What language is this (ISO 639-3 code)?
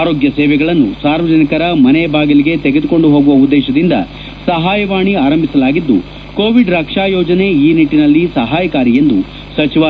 kan